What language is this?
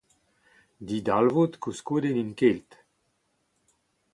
Breton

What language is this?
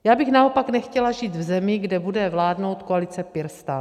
Czech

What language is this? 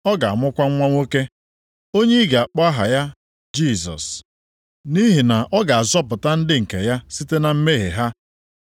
Igbo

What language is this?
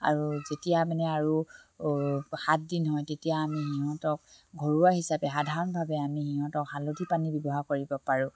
Assamese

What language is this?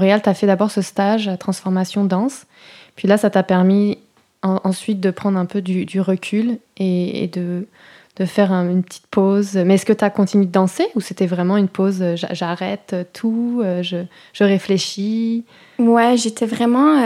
French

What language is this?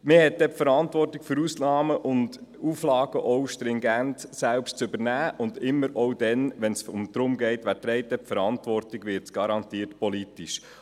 Swiss German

